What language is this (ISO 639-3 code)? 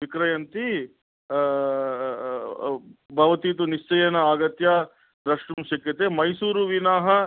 san